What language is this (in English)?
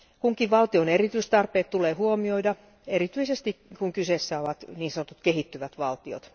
Finnish